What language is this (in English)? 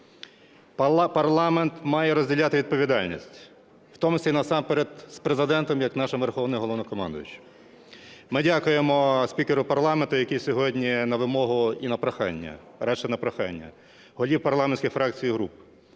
Ukrainian